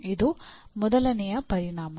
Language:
Kannada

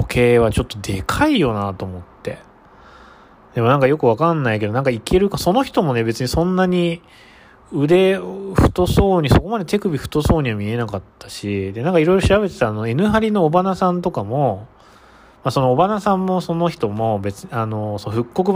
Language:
Japanese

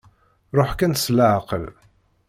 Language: Kabyle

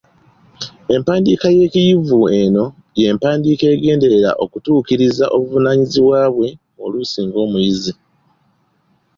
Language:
Ganda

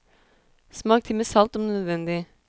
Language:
Norwegian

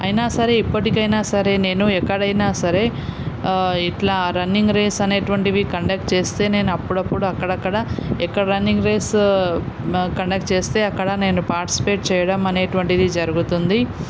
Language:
Telugu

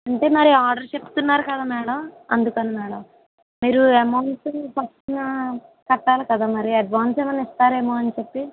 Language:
Telugu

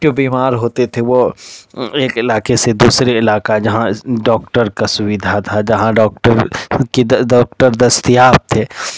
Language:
Urdu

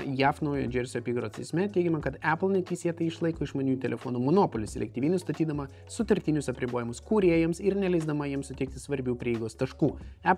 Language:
Lithuanian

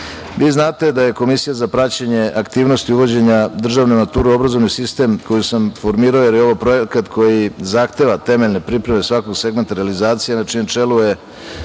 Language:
Serbian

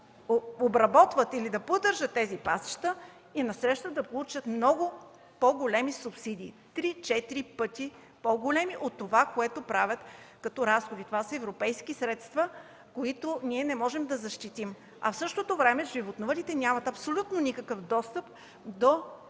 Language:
Bulgarian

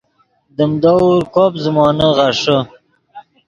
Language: Yidgha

